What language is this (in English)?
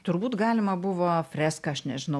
Lithuanian